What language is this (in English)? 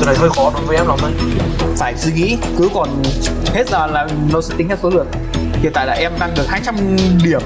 Vietnamese